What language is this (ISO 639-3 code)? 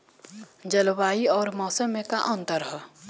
bho